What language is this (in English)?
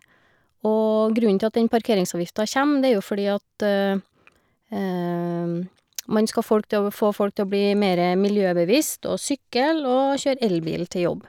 Norwegian